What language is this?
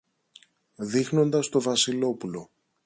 Greek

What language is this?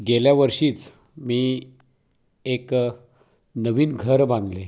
Marathi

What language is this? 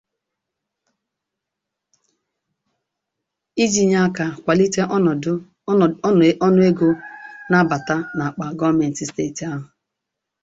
Igbo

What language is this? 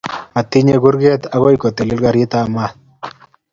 Kalenjin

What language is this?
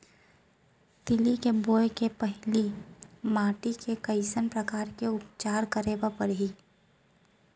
Chhattisgarhi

